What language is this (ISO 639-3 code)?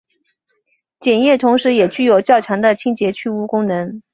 zho